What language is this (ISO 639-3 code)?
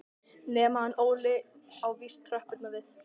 isl